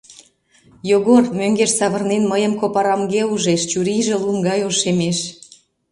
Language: Mari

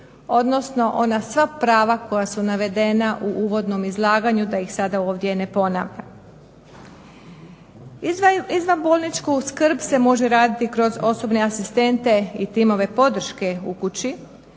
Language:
Croatian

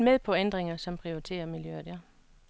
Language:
Danish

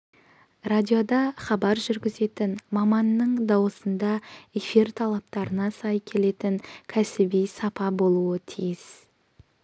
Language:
Kazakh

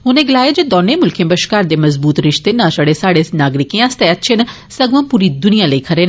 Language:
Dogri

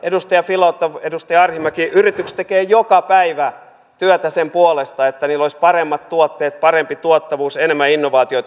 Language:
Finnish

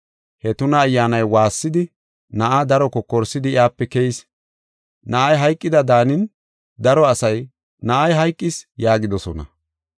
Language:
Gofa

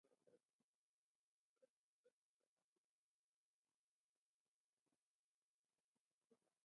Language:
Arabic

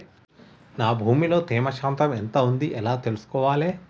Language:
Telugu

